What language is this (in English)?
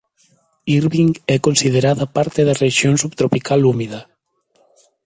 Galician